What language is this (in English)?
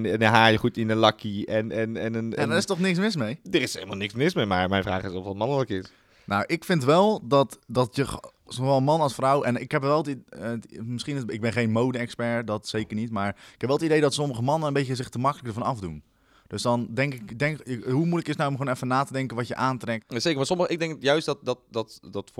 Dutch